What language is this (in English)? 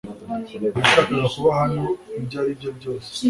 Kinyarwanda